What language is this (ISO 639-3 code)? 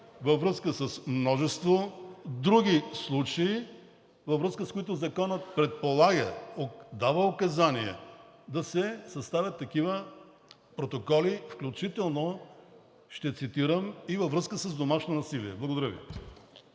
bul